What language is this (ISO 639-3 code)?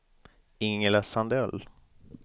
swe